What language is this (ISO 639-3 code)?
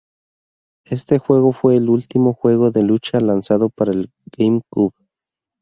spa